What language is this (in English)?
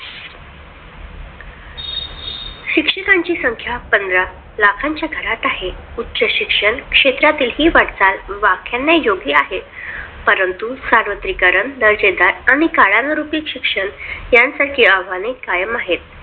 Marathi